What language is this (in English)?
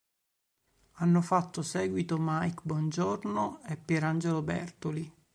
Italian